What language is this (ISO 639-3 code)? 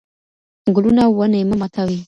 pus